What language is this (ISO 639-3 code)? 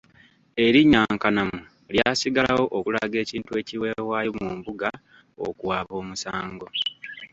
lug